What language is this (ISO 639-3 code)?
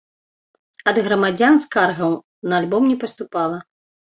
bel